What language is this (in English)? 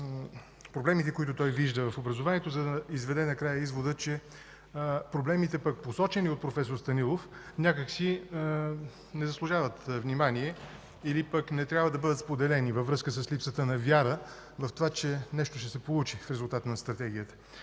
Bulgarian